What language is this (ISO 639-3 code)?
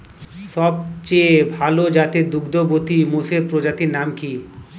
ben